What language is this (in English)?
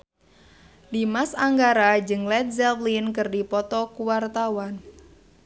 Sundanese